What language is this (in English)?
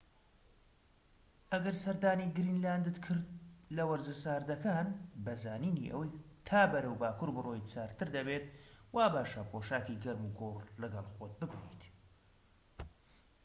Central Kurdish